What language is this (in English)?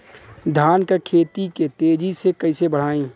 Bhojpuri